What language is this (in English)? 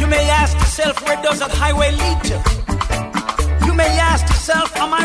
Hungarian